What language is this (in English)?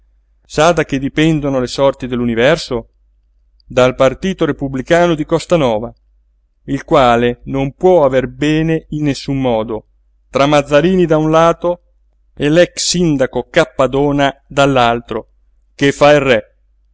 Italian